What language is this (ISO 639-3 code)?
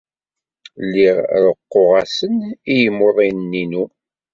kab